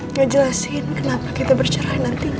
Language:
Indonesian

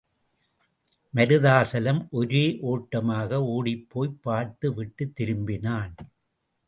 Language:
Tamil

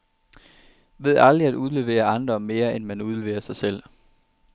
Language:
Danish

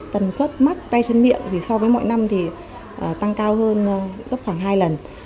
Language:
Vietnamese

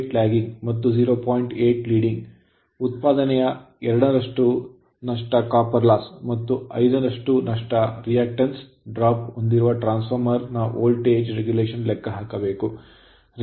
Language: Kannada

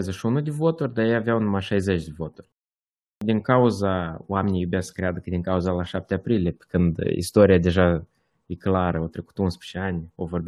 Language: Romanian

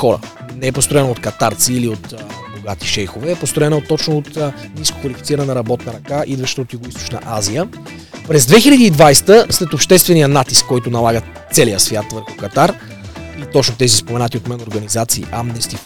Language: Bulgarian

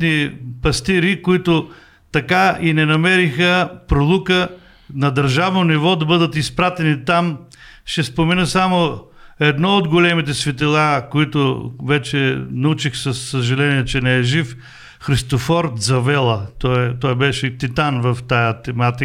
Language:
Bulgarian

